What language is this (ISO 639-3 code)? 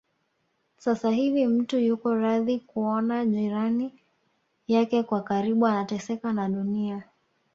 swa